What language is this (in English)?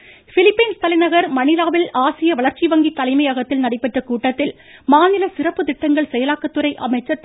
Tamil